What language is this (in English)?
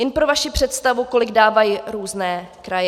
Czech